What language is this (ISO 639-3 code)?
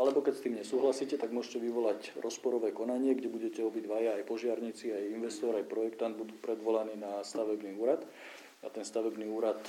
slk